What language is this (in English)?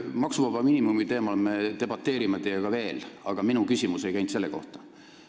Estonian